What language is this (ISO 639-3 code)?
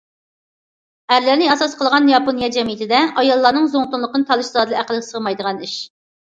uig